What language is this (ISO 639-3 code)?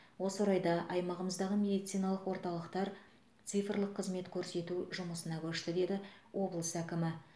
kaz